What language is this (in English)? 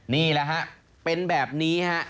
Thai